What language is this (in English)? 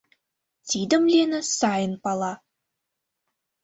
Mari